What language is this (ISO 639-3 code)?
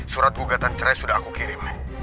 ind